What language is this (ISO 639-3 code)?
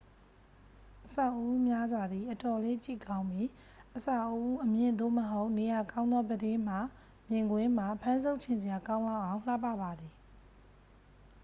mya